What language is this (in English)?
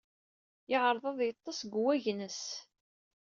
Kabyle